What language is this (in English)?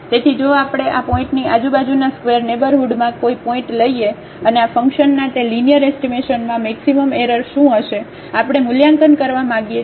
Gujarati